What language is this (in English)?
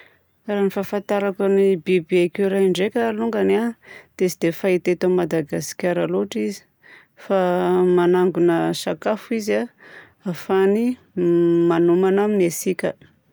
Southern Betsimisaraka Malagasy